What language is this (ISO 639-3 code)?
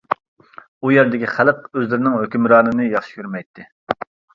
uig